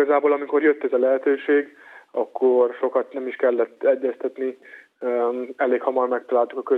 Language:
Hungarian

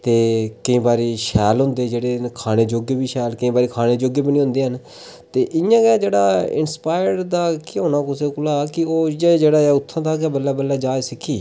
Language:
Dogri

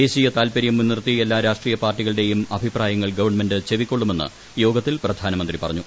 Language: Malayalam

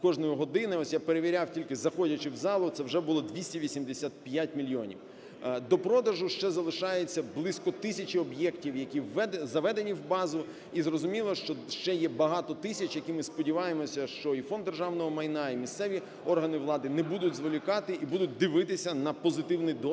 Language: Ukrainian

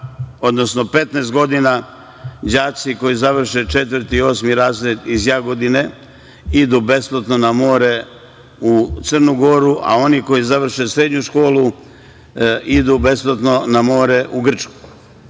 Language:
Serbian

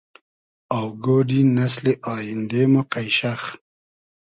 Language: Hazaragi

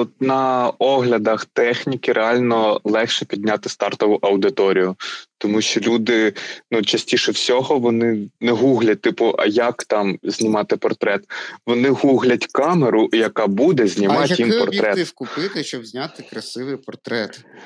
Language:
Ukrainian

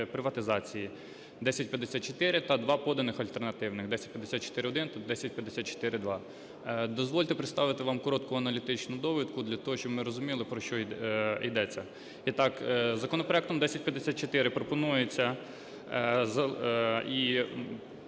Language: Ukrainian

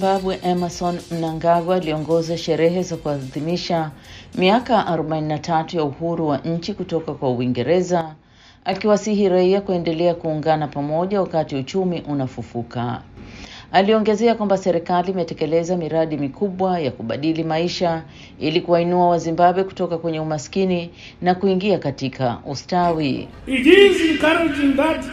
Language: Swahili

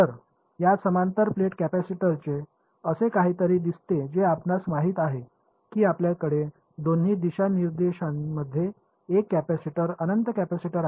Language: Marathi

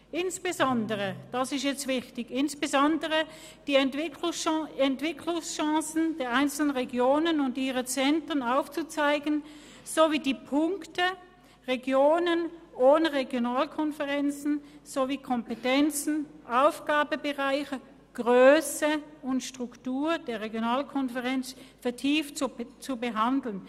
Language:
Swiss German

